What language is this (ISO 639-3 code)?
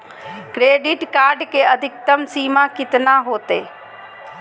mag